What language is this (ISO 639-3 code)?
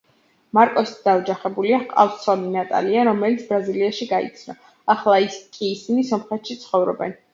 kat